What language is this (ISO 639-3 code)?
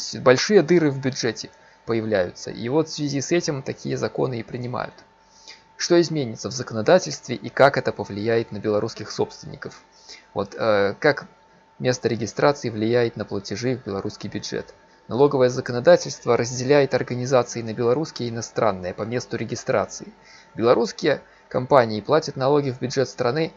rus